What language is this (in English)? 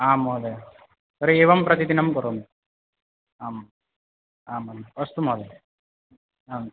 Sanskrit